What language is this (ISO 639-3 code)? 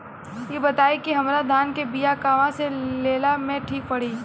bho